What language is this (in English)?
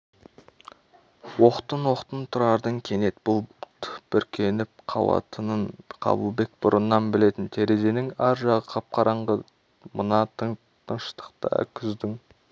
Kazakh